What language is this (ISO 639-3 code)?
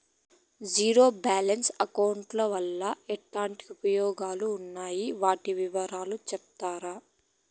tel